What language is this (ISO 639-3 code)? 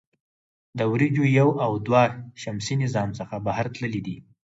pus